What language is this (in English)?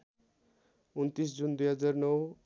Nepali